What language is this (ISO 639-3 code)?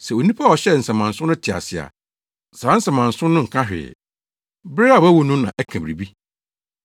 aka